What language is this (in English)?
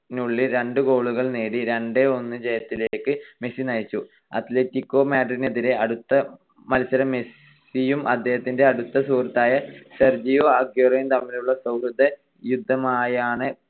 Malayalam